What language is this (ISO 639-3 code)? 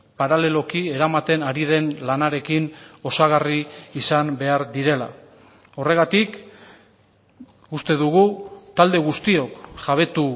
eus